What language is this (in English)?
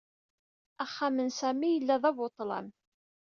Kabyle